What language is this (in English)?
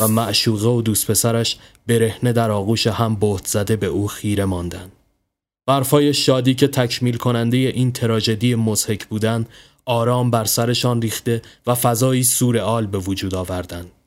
Persian